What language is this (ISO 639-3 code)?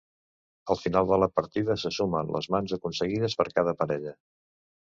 cat